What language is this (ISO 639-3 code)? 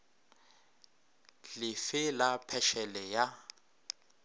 nso